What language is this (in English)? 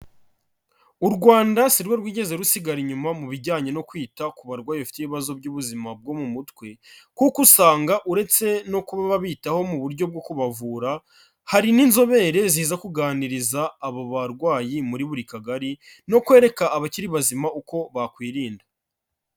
Kinyarwanda